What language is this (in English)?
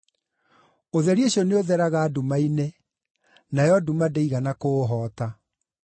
Kikuyu